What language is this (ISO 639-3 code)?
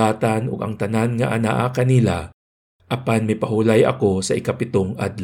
fil